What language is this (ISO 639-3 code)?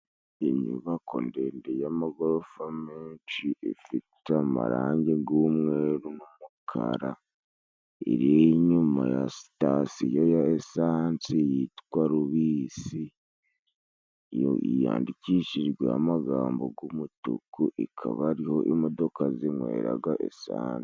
kin